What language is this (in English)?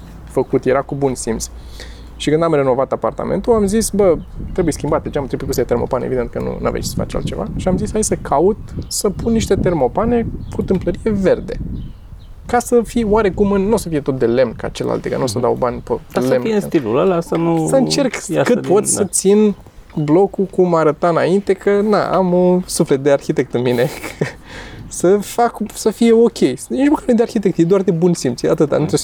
Romanian